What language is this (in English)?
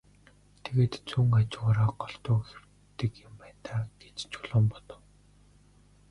Mongolian